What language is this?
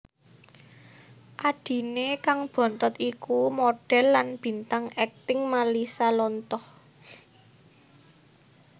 Javanese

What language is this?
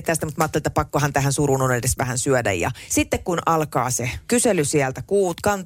Finnish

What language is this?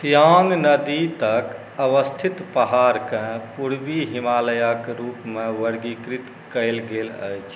Maithili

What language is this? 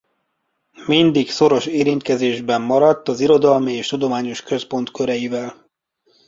Hungarian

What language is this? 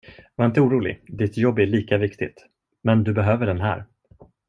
Swedish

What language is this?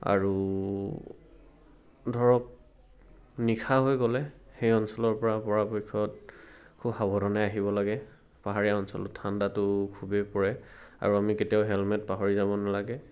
Assamese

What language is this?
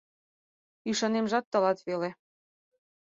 Mari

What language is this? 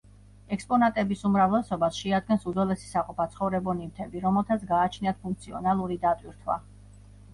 Georgian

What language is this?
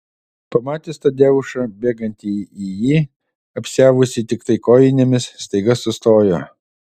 Lithuanian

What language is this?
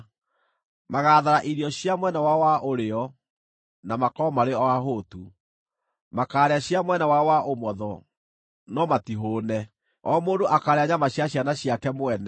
Kikuyu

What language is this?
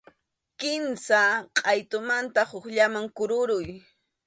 Arequipa-La Unión Quechua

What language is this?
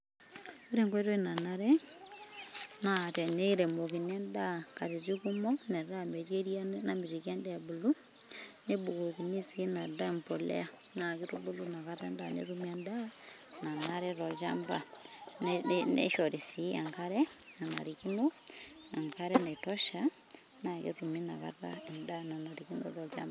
Masai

